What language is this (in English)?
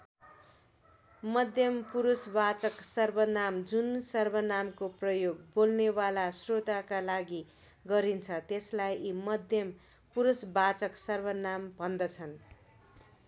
Nepali